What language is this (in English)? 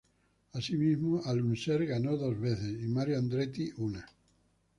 Spanish